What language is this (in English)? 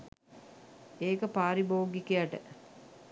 Sinhala